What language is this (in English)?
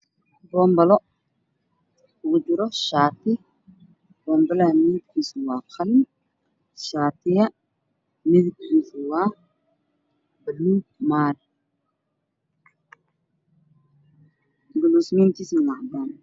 Somali